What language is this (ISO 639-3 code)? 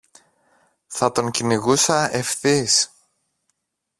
ell